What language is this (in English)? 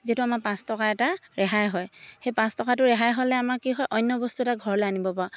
Assamese